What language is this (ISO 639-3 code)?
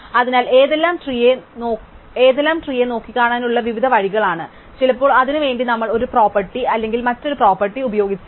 mal